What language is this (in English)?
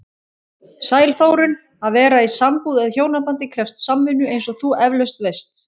Icelandic